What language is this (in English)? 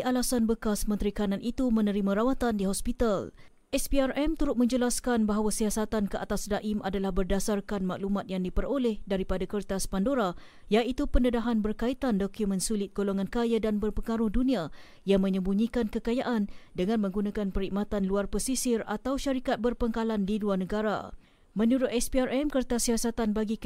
Malay